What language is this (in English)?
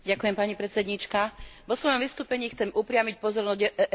Slovak